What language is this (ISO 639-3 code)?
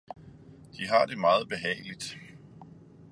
dan